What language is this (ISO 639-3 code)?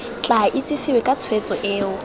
tsn